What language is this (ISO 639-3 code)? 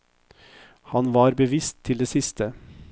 nor